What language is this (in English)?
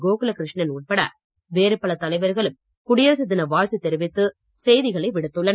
Tamil